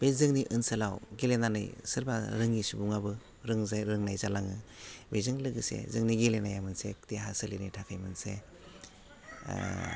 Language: Bodo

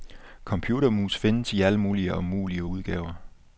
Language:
Danish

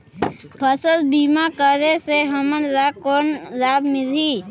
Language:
Chhattisgarhi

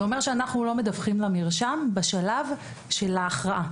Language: Hebrew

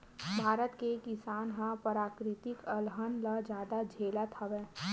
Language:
Chhattisgarhi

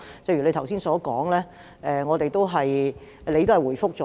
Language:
Cantonese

